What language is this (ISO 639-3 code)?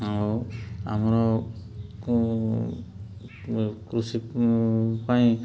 ori